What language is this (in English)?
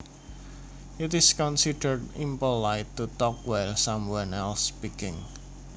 Javanese